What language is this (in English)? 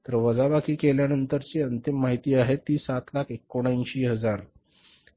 Marathi